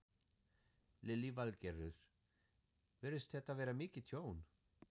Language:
Icelandic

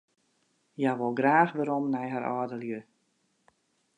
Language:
Western Frisian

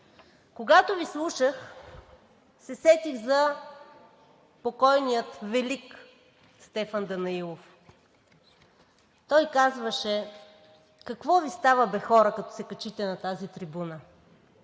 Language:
Bulgarian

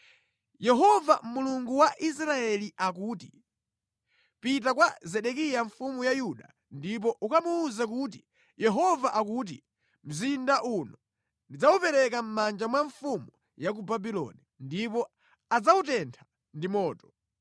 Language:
Nyanja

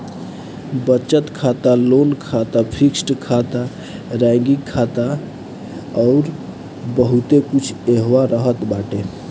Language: Bhojpuri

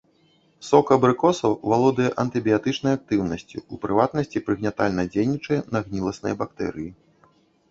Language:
Belarusian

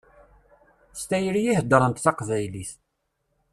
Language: Kabyle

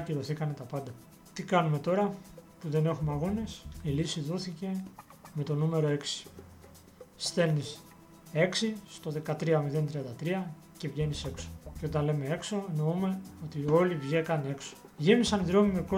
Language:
Greek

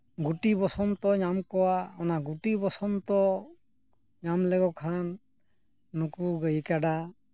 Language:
Santali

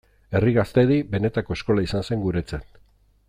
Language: Basque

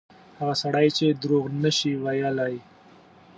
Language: Pashto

